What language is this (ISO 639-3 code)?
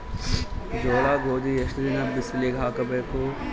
kan